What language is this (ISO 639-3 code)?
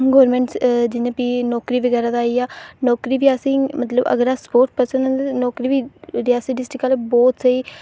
doi